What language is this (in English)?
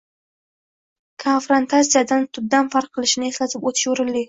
Uzbek